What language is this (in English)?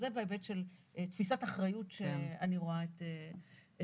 Hebrew